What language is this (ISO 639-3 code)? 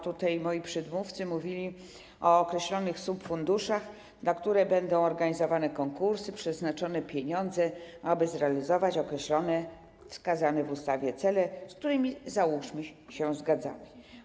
pol